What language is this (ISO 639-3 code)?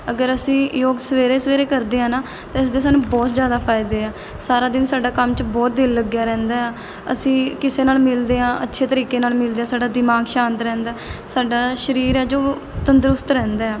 pan